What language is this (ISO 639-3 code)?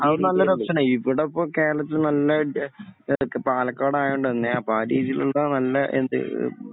mal